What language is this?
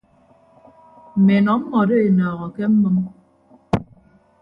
Ibibio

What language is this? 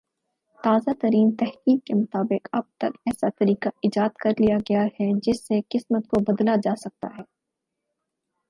Urdu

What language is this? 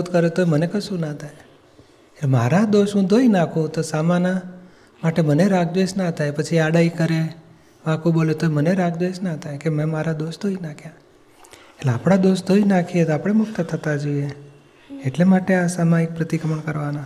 Gujarati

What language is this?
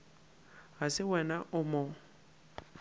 Northern Sotho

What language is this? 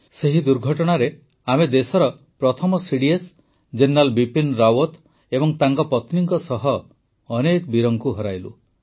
Odia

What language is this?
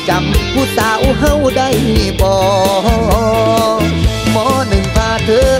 Thai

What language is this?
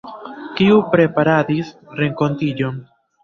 Esperanto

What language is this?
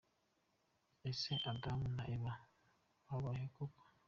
Kinyarwanda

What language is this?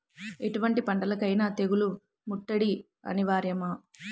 Telugu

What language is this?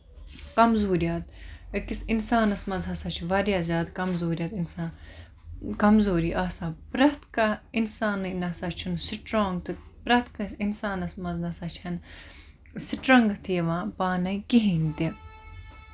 Kashmiri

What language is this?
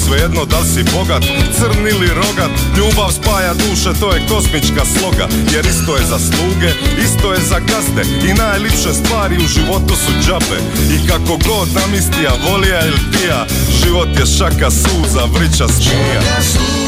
Croatian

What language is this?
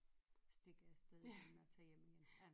Danish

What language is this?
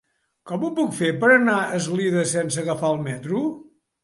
Catalan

